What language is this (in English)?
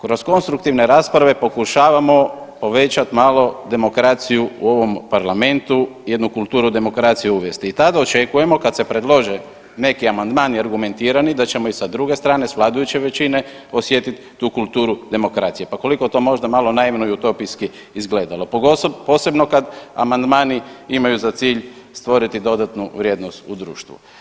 Croatian